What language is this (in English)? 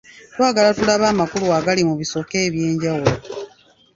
Ganda